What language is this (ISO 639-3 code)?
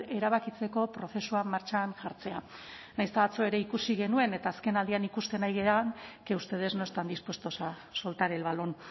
eus